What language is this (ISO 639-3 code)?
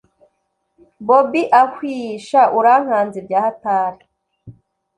kin